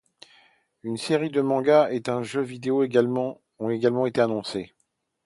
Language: French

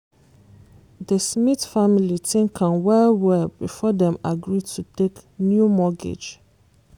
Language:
Nigerian Pidgin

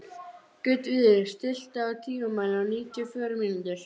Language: Icelandic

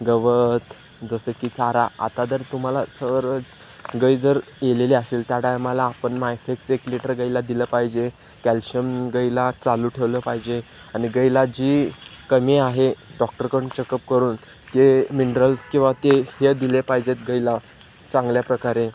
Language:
Marathi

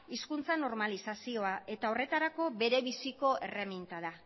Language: Basque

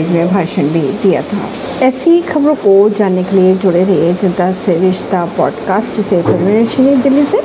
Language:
Hindi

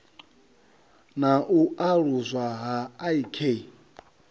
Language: Venda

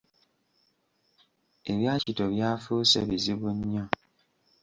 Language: Ganda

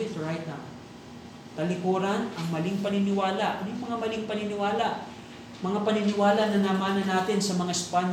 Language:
Filipino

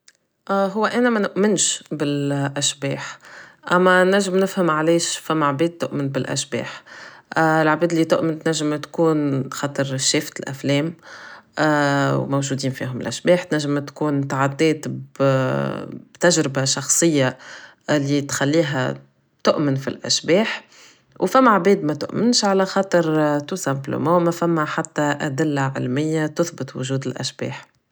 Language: Tunisian Arabic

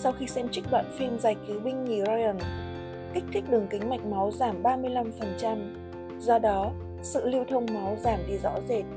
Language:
Vietnamese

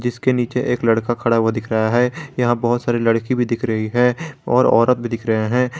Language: Hindi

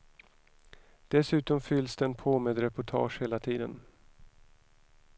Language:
Swedish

